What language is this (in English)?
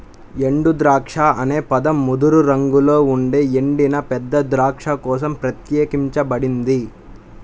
Telugu